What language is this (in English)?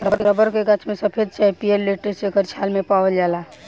Bhojpuri